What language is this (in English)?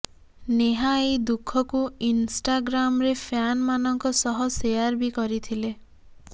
Odia